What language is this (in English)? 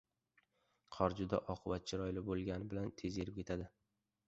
Uzbek